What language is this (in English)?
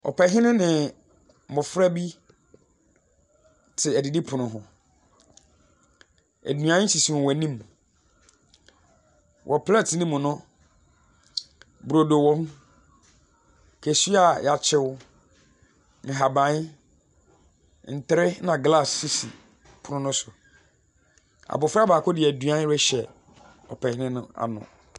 Akan